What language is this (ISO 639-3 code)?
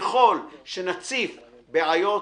heb